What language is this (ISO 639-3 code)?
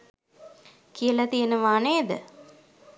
sin